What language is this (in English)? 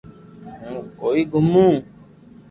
Loarki